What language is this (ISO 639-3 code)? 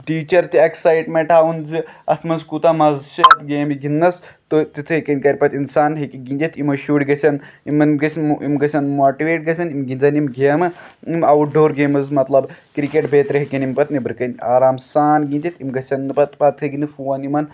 kas